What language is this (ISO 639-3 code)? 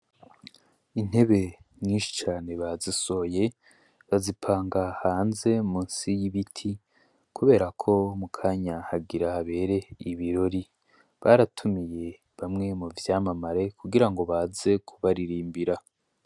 run